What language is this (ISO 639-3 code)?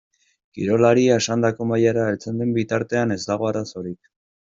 eus